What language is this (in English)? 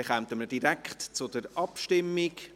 Swiss German